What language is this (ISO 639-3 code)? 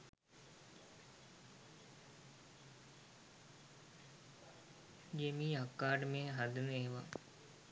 sin